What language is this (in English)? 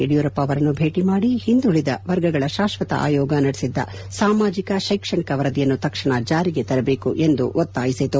Kannada